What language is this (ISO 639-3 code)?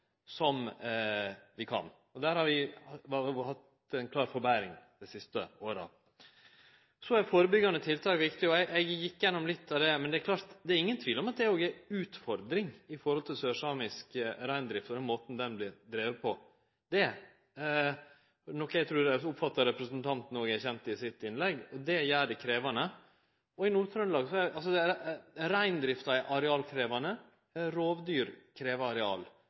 nno